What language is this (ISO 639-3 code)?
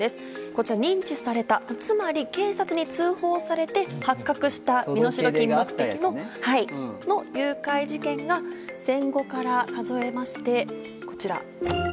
jpn